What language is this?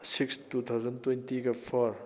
Manipuri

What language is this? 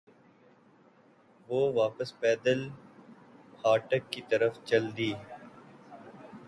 Urdu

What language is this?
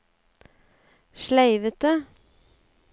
Norwegian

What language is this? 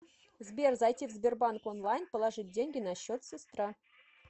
Russian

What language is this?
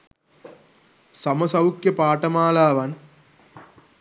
Sinhala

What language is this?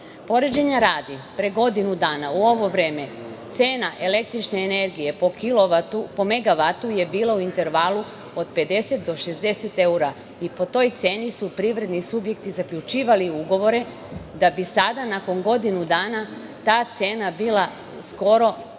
Serbian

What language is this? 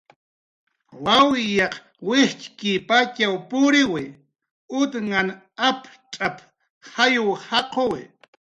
Jaqaru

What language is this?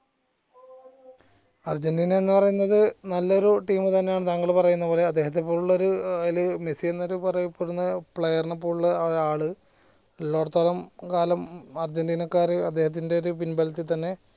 Malayalam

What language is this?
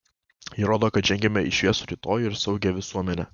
Lithuanian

